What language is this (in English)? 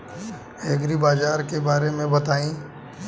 Bhojpuri